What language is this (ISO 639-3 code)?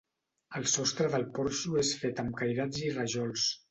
cat